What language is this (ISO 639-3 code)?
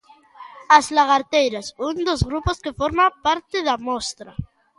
glg